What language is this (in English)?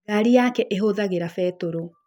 Kikuyu